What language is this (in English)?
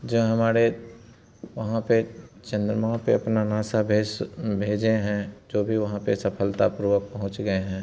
Hindi